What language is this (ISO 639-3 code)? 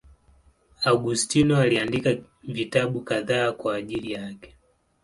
swa